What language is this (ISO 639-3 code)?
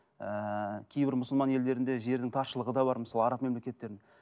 kaz